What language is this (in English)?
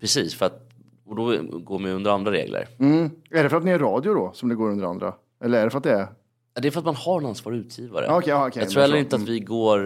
Swedish